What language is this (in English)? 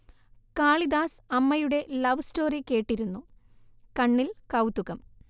Malayalam